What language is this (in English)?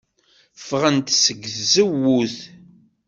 Kabyle